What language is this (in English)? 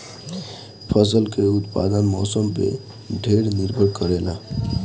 Bhojpuri